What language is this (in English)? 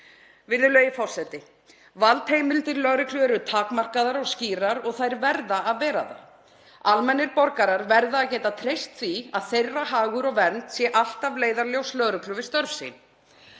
Icelandic